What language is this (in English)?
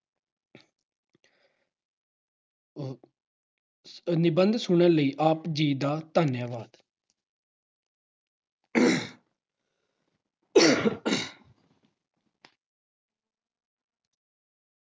Punjabi